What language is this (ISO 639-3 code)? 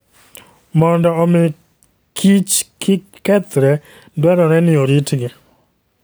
luo